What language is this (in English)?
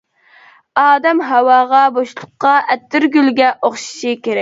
Uyghur